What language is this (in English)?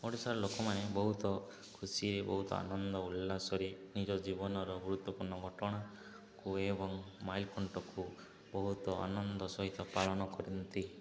Odia